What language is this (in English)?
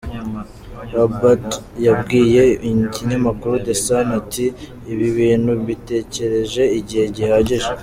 Kinyarwanda